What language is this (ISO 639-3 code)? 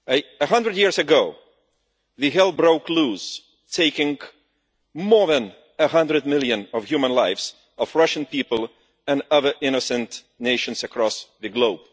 eng